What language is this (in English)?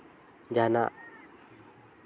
Santali